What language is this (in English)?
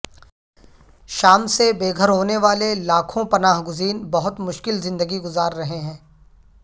Urdu